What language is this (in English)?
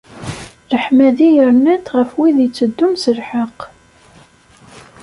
Kabyle